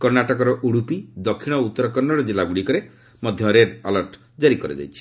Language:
Odia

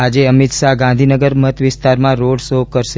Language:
Gujarati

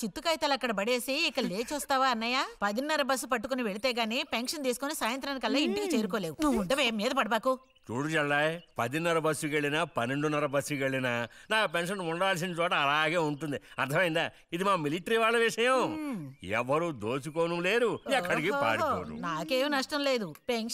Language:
Hindi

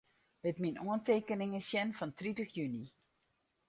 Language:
Western Frisian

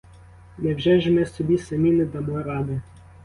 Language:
Ukrainian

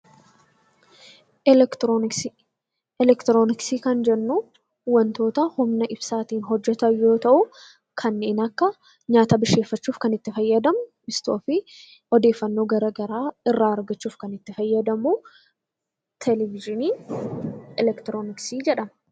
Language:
Oromo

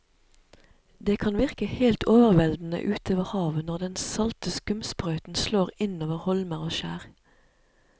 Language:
Norwegian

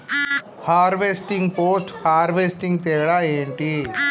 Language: Telugu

